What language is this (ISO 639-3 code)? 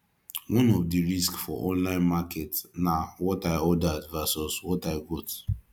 pcm